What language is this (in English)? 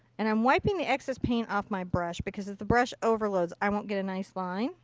English